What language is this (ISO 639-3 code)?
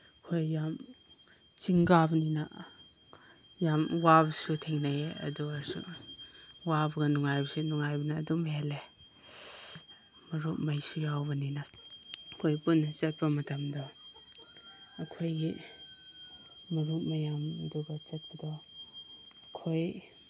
mni